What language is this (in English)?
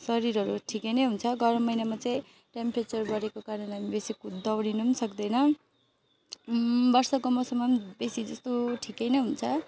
Nepali